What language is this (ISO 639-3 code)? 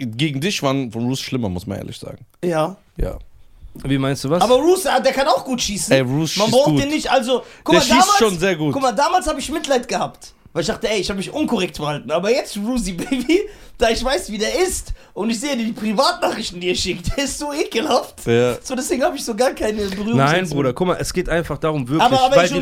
deu